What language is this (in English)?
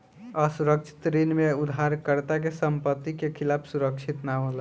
Bhojpuri